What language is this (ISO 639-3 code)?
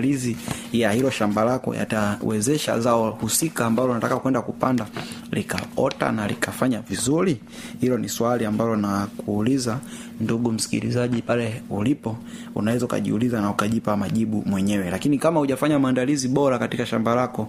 swa